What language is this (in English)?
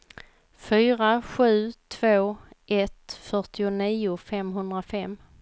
Swedish